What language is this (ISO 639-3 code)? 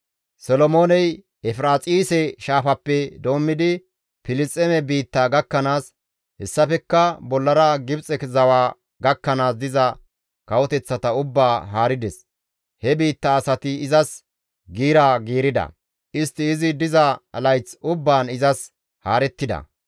gmv